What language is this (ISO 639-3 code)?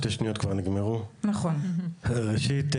heb